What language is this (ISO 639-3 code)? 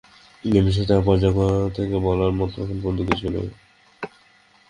ben